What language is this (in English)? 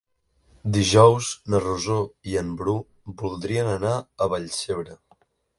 Catalan